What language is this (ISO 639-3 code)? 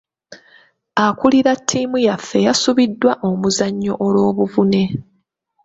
lug